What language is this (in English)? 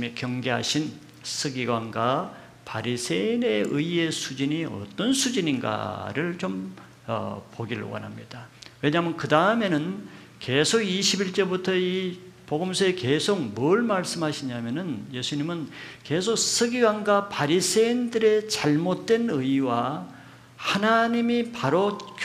Korean